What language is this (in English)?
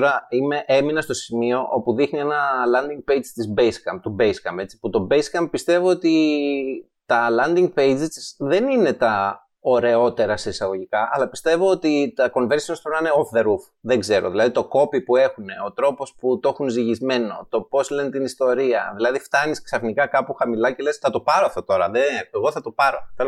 Greek